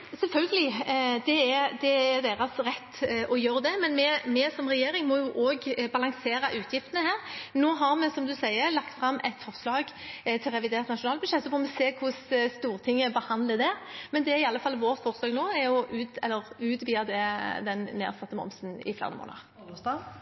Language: Norwegian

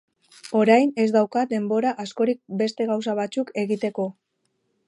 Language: Basque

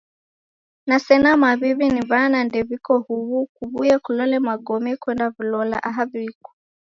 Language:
Taita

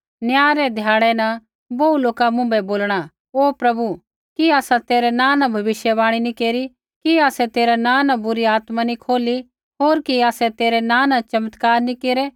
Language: Kullu Pahari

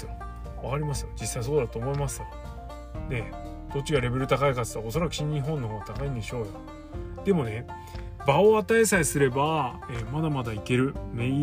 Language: Japanese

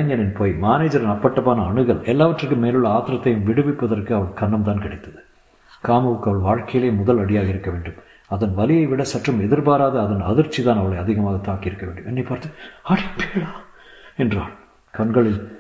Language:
Tamil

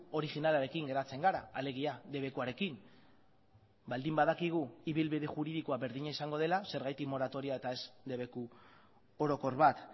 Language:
Basque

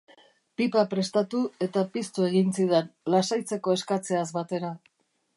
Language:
Basque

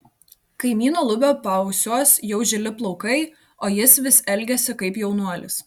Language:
Lithuanian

